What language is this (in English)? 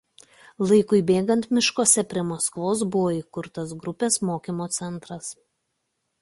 Lithuanian